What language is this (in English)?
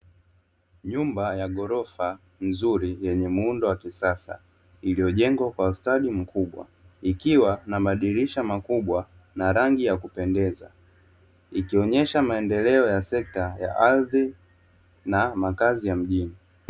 Swahili